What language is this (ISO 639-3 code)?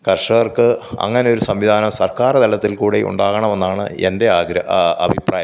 mal